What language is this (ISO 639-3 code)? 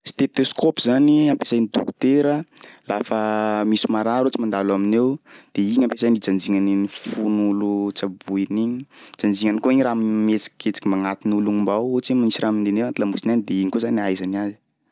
skg